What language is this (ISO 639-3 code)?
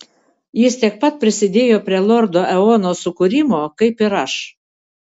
lit